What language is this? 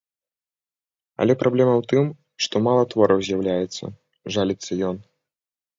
Belarusian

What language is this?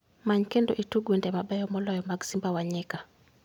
Luo (Kenya and Tanzania)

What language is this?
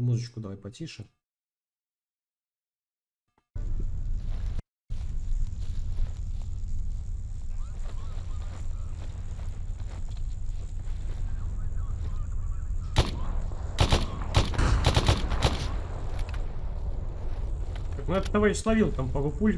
Russian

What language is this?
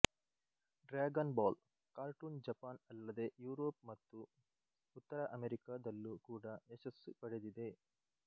Kannada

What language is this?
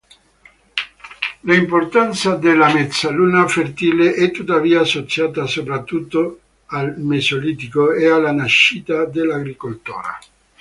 Italian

